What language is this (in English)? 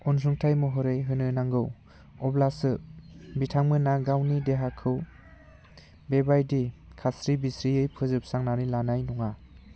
Bodo